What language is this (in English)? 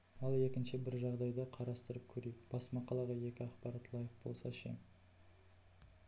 Kazakh